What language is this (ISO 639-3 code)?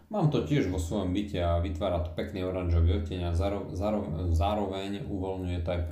slk